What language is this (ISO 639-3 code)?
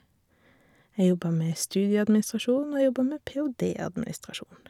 nor